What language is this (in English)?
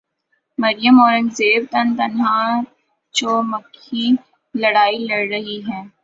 Urdu